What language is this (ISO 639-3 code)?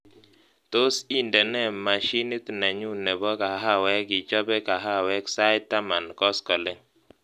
kln